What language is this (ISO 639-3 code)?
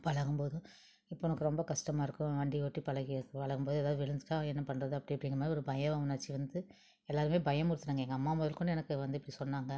tam